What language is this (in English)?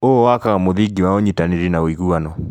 Kikuyu